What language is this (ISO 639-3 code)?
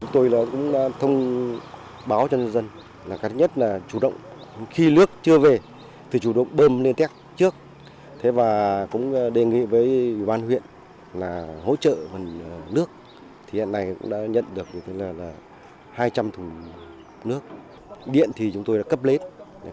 vie